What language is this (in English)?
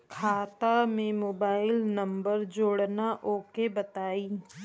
Bhojpuri